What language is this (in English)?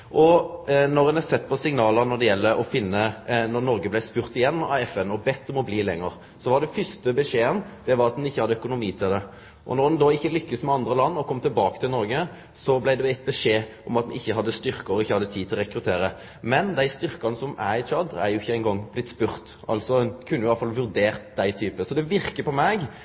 Norwegian Nynorsk